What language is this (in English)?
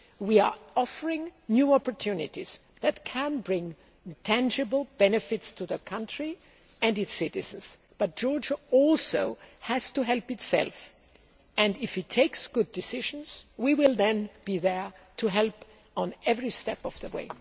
English